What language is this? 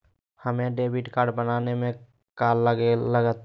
Magahi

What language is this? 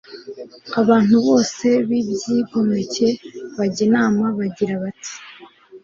Kinyarwanda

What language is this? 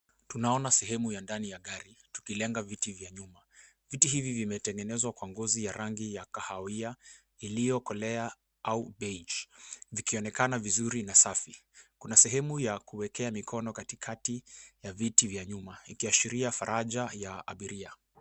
Swahili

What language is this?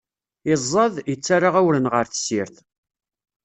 Kabyle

